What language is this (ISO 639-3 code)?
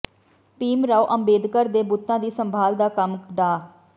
pan